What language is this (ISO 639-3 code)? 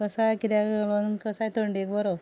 kok